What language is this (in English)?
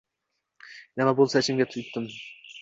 Uzbek